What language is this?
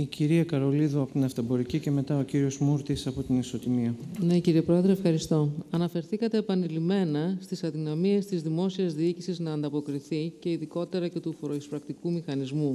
Greek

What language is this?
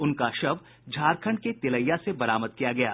Hindi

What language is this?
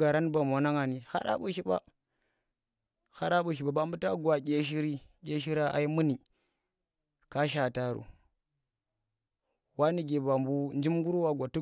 Tera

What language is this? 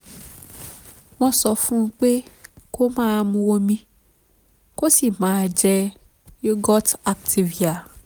Yoruba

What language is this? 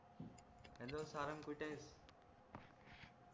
Marathi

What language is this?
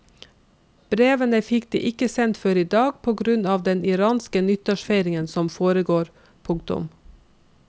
Norwegian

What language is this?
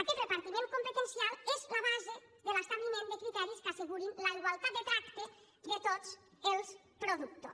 Catalan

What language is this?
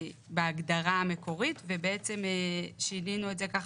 Hebrew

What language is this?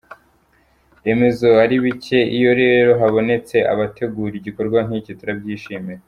Kinyarwanda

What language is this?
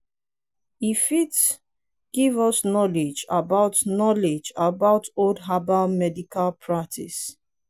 Nigerian Pidgin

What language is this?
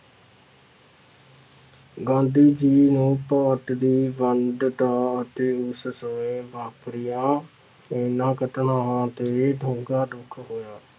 Punjabi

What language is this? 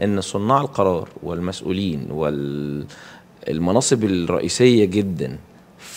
Arabic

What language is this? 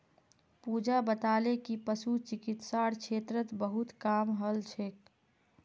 Magahi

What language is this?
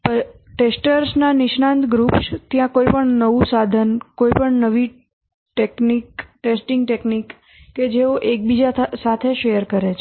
Gujarati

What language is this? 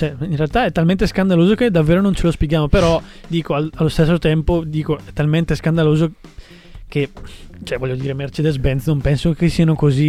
Italian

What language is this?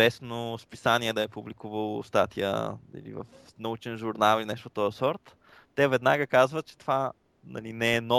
Bulgarian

